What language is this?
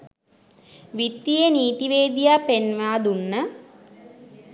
Sinhala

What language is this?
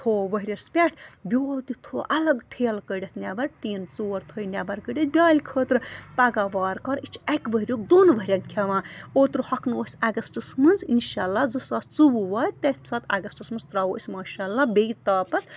Kashmiri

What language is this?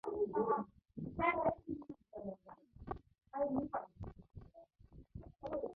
Mongolian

